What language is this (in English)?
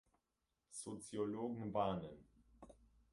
German